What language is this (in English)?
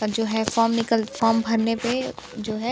Hindi